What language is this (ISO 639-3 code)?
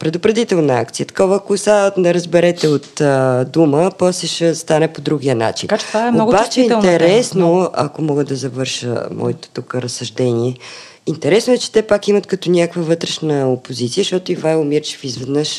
bul